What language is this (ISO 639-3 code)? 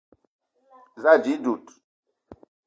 eto